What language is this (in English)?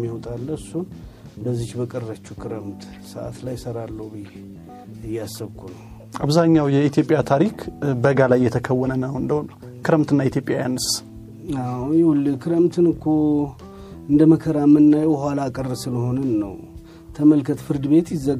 Amharic